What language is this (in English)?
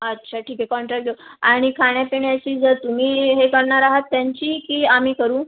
Marathi